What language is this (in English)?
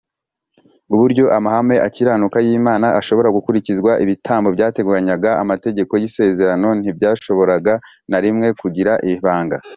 Kinyarwanda